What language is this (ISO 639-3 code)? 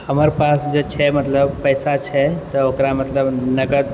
mai